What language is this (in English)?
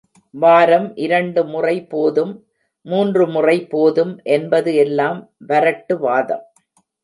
Tamil